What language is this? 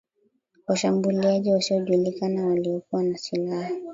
Swahili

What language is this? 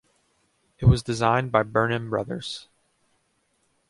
English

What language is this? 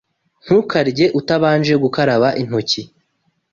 Kinyarwanda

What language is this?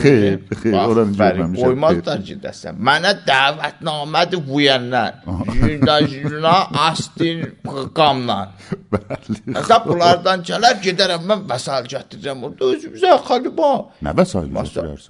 Persian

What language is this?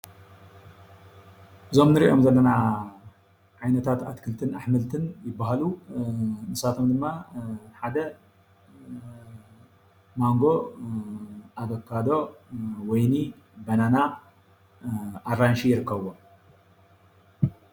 Tigrinya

